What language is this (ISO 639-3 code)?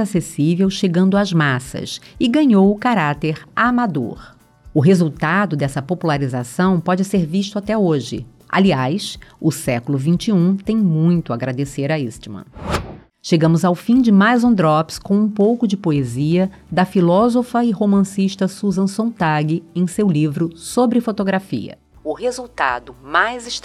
por